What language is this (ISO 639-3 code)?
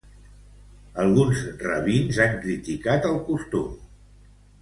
cat